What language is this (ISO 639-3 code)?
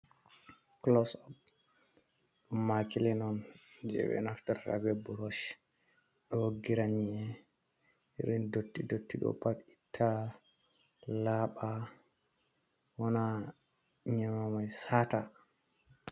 ful